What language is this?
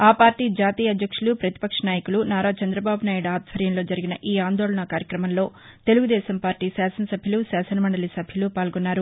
Telugu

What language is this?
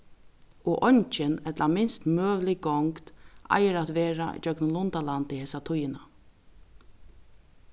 Faroese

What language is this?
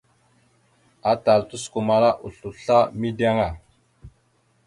Mada (Cameroon)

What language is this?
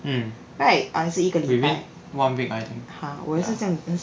English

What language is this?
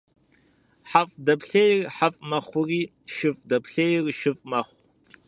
Kabardian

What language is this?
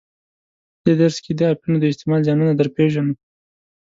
Pashto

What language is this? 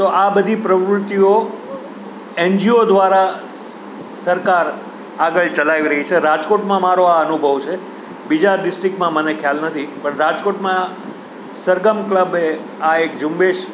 Gujarati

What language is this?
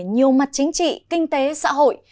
Vietnamese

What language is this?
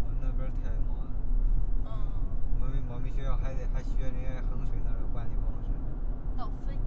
Chinese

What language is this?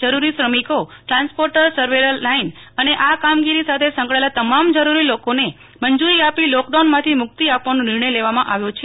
Gujarati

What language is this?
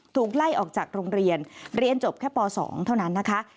Thai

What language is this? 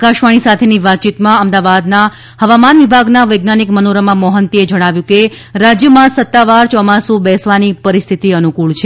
Gujarati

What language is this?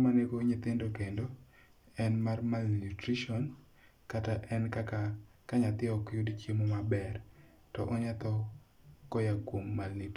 Luo (Kenya and Tanzania)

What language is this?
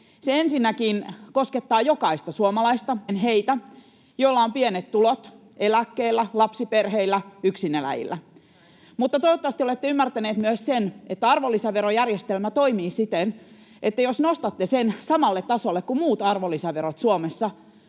Finnish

